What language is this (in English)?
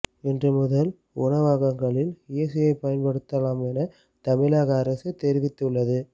Tamil